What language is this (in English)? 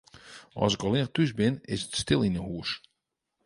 Western Frisian